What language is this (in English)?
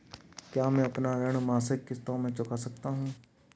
Hindi